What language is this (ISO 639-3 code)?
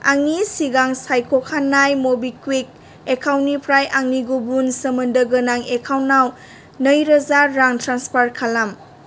brx